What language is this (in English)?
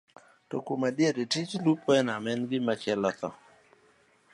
Luo (Kenya and Tanzania)